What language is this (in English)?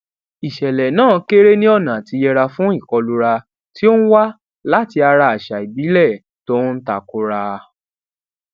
Yoruba